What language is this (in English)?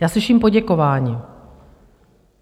Czech